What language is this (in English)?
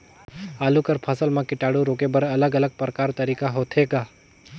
Chhattisgarhi